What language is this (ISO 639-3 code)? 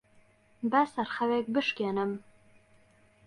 ckb